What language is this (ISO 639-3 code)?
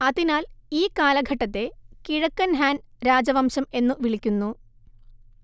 mal